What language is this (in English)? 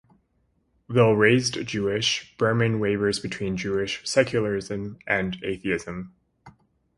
English